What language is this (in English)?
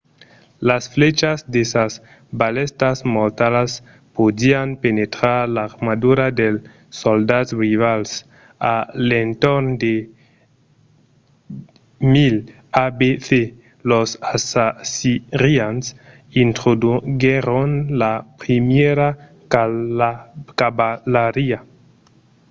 Occitan